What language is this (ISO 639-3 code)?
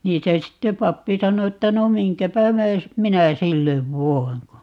fin